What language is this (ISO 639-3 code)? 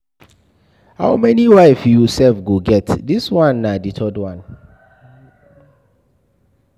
pcm